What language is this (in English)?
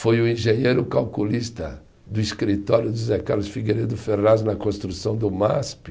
Portuguese